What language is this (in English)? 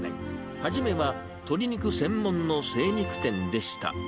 Japanese